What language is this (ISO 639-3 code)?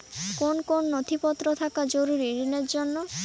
ben